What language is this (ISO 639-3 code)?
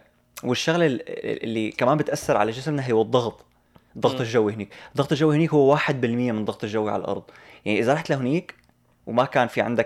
ara